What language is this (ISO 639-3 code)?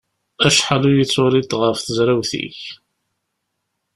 kab